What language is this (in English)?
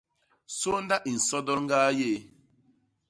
Basaa